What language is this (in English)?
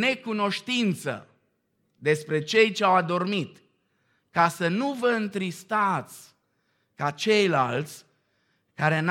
Romanian